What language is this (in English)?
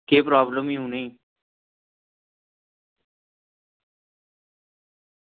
Dogri